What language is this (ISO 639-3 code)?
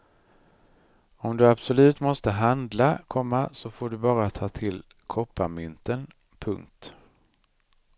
swe